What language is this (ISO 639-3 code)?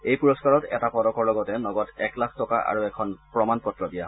asm